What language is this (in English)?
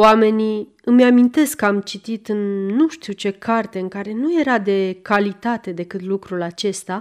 Romanian